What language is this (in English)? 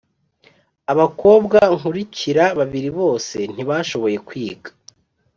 Kinyarwanda